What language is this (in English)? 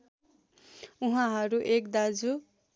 Nepali